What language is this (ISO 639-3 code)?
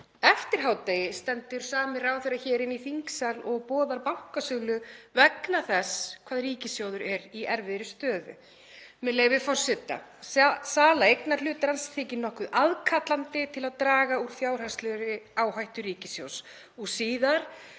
isl